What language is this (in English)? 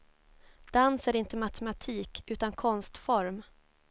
Swedish